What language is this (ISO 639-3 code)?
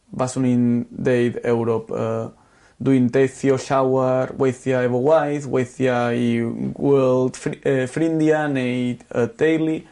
cym